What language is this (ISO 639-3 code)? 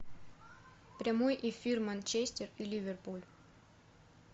rus